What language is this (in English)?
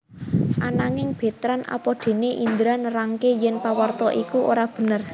Javanese